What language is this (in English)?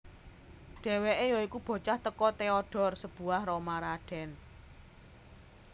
Javanese